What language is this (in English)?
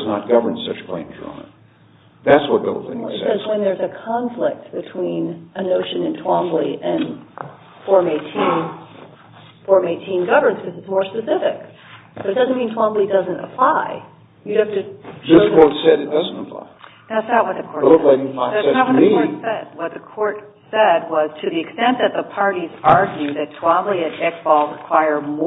English